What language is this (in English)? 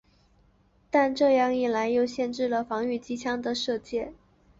Chinese